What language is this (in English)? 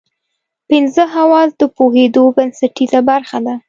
Pashto